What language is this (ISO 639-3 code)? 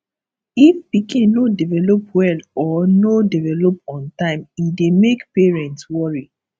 pcm